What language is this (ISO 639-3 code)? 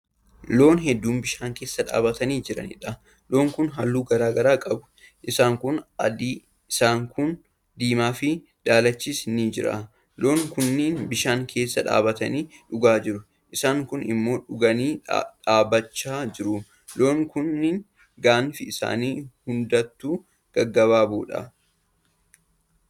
orm